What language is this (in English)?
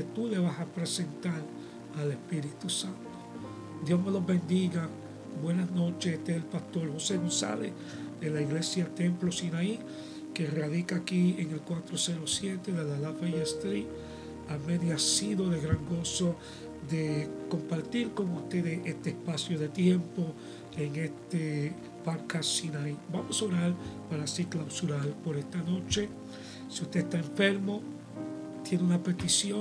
Spanish